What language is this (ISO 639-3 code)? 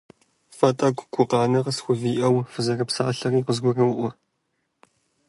kbd